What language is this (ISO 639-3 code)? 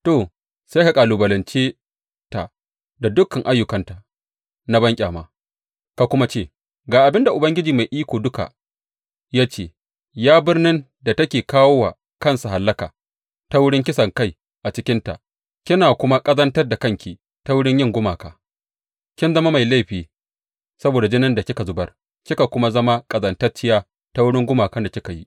hau